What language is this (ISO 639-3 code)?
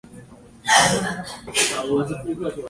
zho